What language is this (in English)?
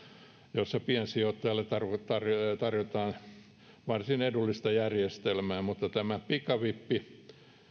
Finnish